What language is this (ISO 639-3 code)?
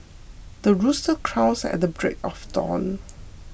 eng